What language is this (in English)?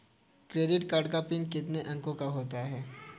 Hindi